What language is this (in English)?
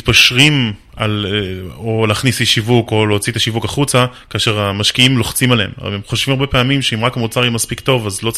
Hebrew